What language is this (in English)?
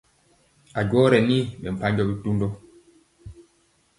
Mpiemo